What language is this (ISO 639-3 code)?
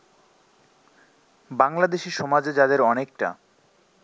ben